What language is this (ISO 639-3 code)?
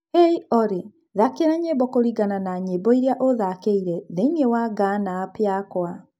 kik